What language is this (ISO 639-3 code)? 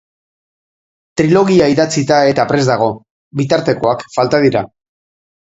eus